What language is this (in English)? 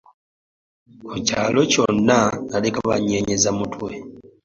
Ganda